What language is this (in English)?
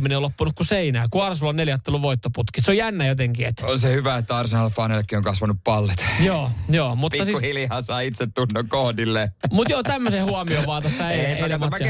Finnish